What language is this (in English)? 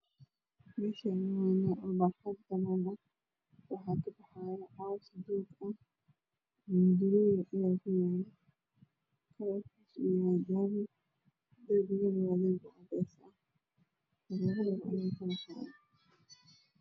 Somali